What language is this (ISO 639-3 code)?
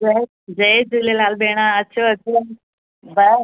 snd